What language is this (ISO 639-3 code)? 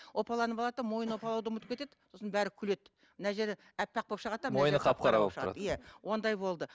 kaz